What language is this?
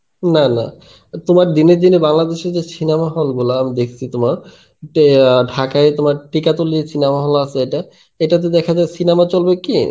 Bangla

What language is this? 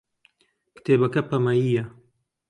Central Kurdish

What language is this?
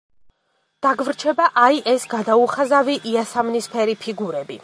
Georgian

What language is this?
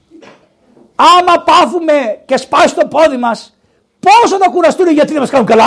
Greek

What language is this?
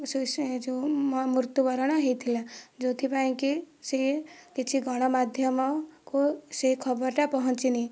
Odia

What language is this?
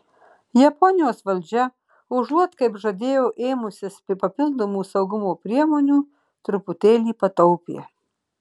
Lithuanian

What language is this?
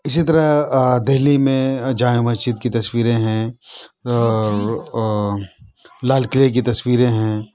Urdu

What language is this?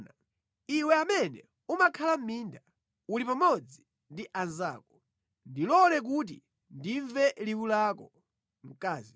Nyanja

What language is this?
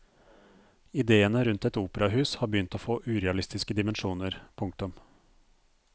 Norwegian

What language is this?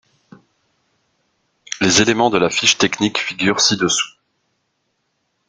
French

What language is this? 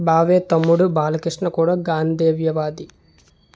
Telugu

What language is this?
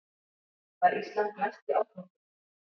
Icelandic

